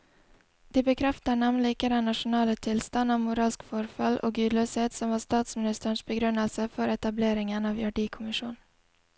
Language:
Norwegian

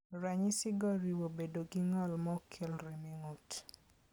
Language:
Luo (Kenya and Tanzania)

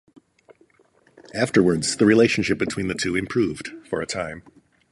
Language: English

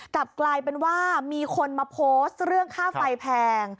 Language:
Thai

